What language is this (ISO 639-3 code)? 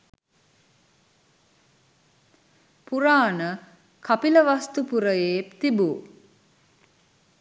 sin